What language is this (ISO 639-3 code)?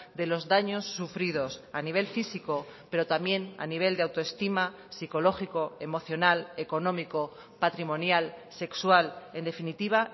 spa